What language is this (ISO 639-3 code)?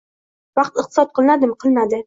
uzb